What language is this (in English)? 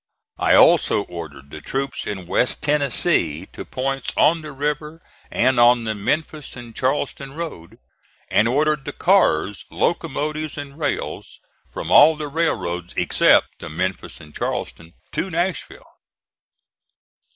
English